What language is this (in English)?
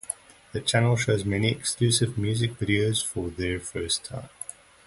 English